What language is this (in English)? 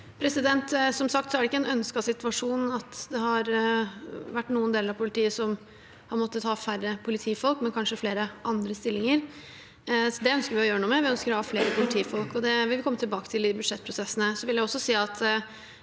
Norwegian